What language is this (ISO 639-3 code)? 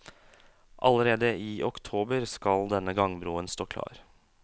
nor